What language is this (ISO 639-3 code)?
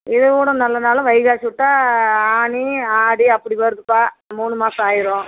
tam